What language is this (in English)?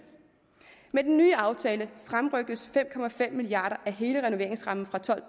Danish